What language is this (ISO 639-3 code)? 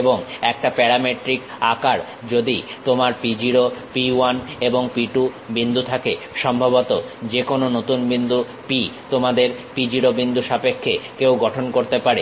ben